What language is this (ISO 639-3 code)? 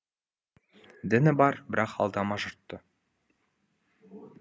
kaz